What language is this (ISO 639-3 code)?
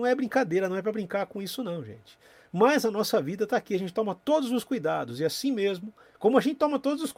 por